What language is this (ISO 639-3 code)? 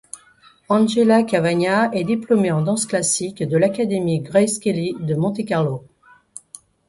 fra